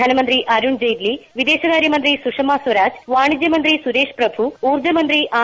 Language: Malayalam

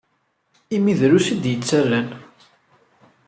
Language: Kabyle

